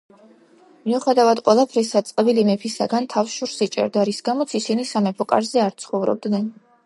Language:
Georgian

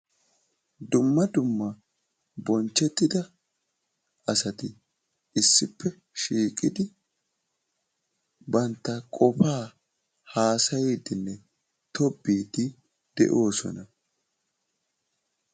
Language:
Wolaytta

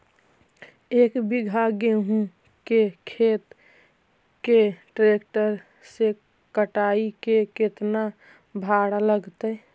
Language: Magahi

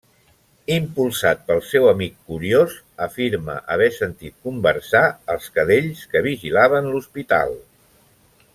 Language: Catalan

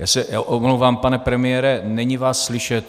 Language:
Czech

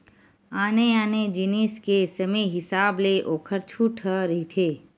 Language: Chhattisgarhi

